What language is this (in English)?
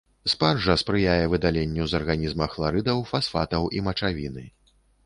Belarusian